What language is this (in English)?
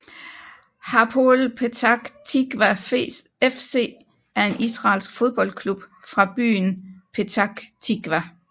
Danish